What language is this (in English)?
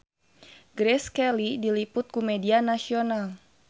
Sundanese